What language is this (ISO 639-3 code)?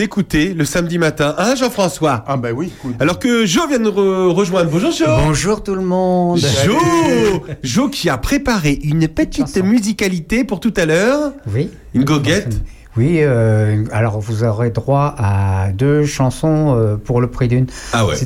fra